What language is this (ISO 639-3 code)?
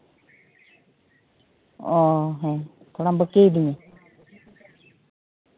sat